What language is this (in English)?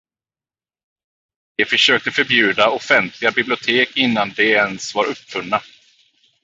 Swedish